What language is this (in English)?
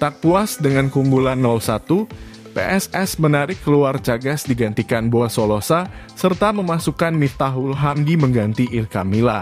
Indonesian